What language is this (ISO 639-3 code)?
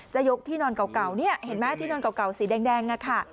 tha